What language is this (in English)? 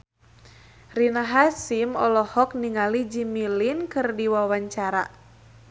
Sundanese